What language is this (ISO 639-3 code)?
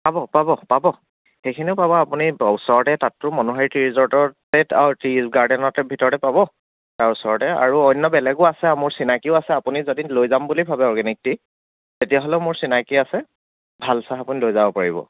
asm